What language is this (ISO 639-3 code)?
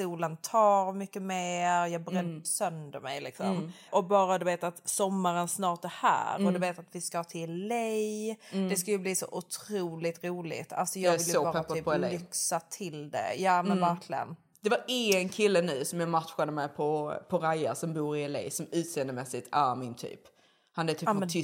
swe